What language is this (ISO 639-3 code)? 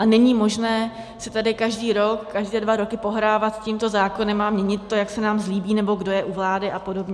ces